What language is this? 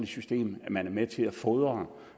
Danish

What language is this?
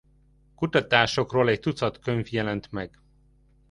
Hungarian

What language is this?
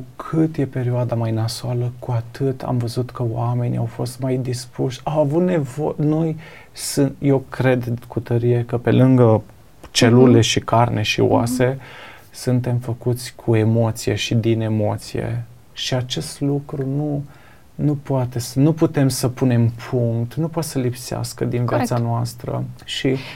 Romanian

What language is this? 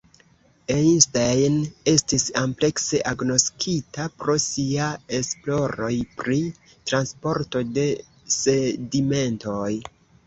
Esperanto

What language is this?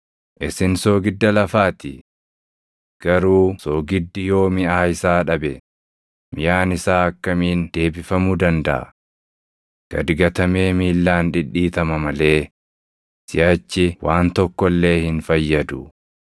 Oromo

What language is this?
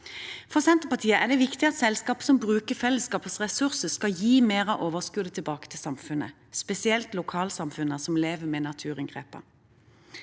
Norwegian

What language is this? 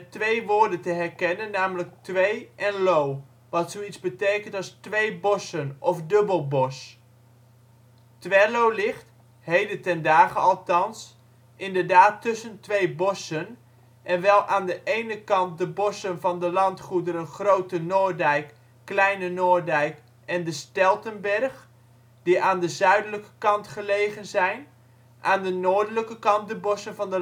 Dutch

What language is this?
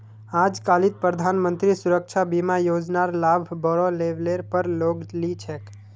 Magahi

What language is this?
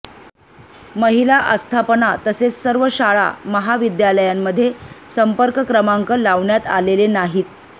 Marathi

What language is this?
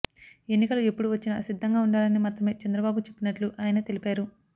Telugu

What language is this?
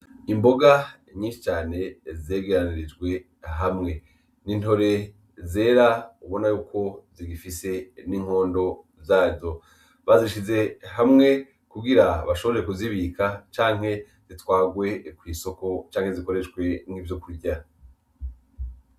Rundi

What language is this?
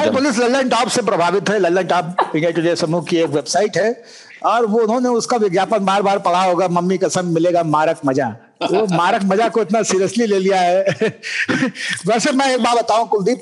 Hindi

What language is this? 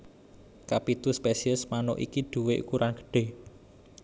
Javanese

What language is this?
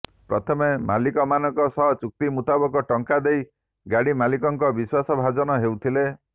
Odia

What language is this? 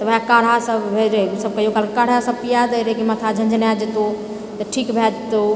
Maithili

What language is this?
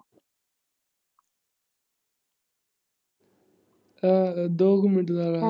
Punjabi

